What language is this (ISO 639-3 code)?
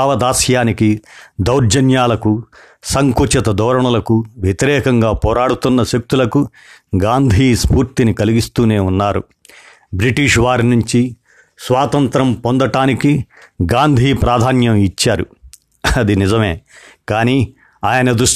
tel